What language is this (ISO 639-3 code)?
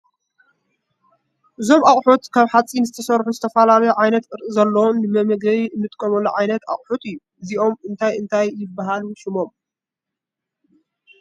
tir